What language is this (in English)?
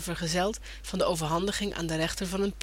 Dutch